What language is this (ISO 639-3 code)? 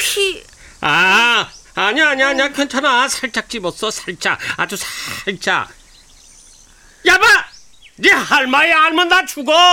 kor